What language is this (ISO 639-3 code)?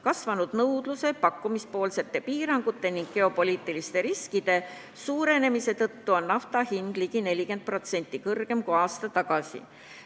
est